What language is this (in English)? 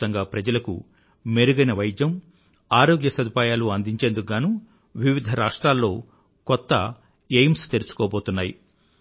Telugu